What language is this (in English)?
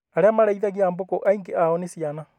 Kikuyu